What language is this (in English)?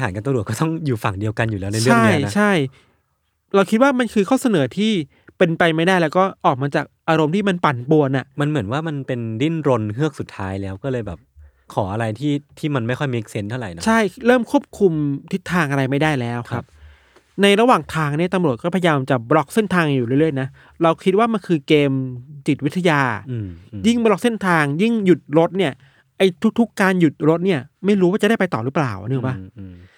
Thai